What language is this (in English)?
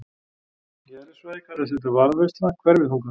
Icelandic